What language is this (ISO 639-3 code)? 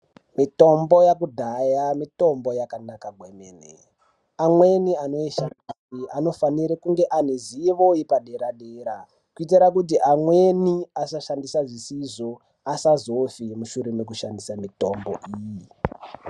ndc